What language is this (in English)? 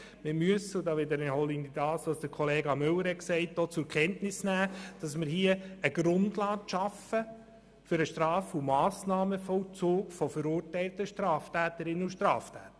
Swiss German